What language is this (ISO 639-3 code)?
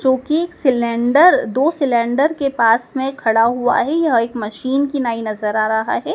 hin